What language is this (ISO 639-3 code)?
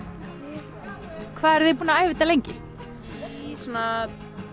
isl